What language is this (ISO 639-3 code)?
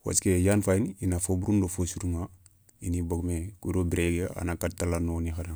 snk